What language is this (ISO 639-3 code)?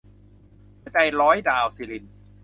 tha